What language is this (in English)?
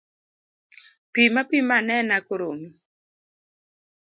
Luo (Kenya and Tanzania)